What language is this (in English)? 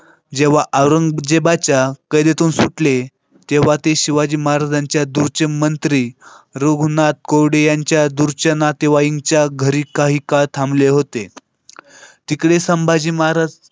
Marathi